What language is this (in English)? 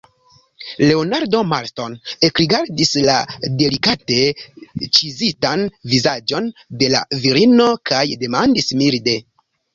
Esperanto